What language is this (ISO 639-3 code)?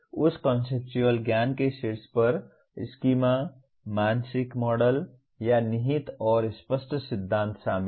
hin